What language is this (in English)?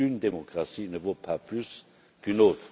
French